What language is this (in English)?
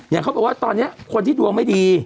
Thai